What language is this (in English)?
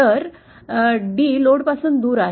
Marathi